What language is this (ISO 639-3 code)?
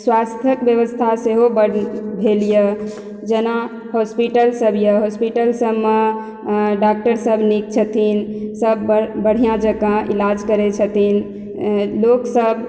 mai